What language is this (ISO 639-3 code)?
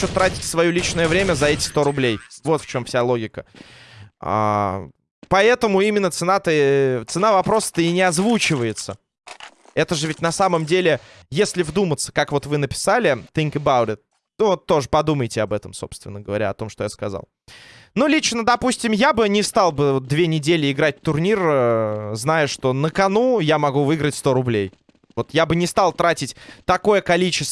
rus